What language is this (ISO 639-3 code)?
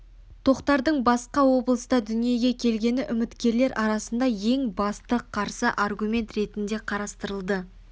kaz